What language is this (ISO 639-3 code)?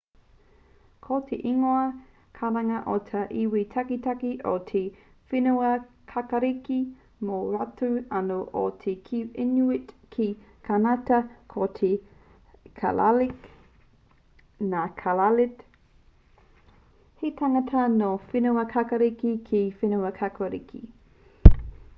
mri